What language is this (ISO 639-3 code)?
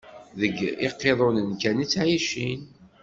kab